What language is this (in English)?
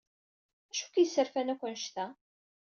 Kabyle